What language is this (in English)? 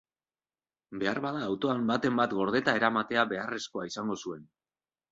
Basque